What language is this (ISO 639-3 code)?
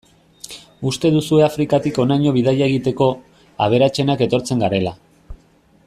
eus